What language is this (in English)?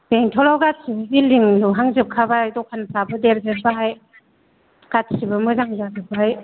Bodo